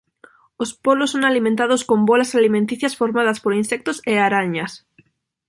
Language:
Galician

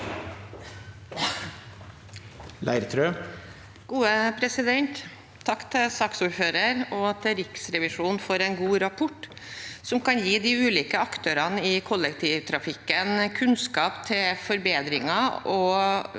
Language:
Norwegian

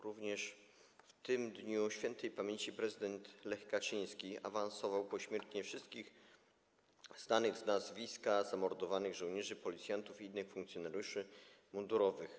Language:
Polish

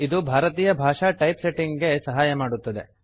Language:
Kannada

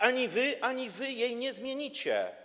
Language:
Polish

